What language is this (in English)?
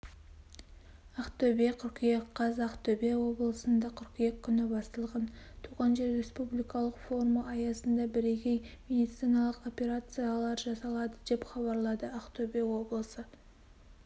Kazakh